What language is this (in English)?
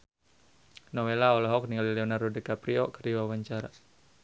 Sundanese